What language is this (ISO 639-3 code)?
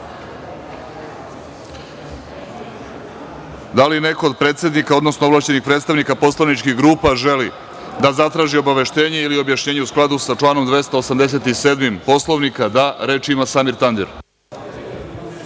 srp